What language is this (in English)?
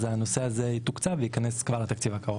Hebrew